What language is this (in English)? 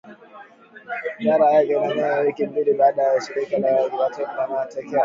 Swahili